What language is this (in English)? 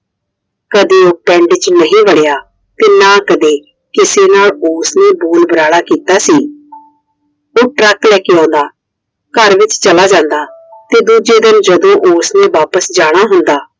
Punjabi